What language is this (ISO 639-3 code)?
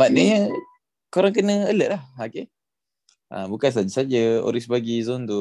msa